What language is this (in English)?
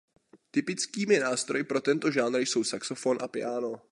Czech